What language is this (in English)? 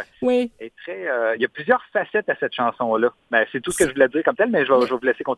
French